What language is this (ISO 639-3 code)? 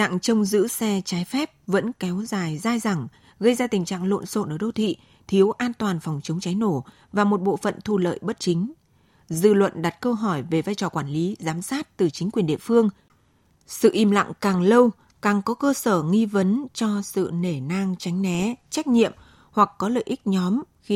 vie